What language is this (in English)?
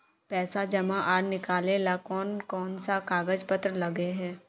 Magahi